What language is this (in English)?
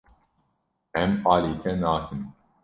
Kurdish